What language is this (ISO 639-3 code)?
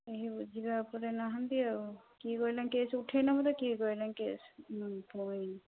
ori